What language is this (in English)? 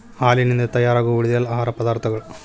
Kannada